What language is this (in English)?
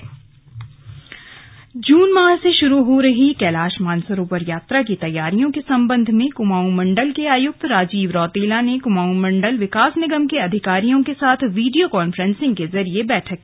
Hindi